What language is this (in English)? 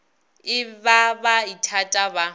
Northern Sotho